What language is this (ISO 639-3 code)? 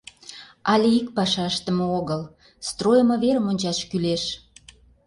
chm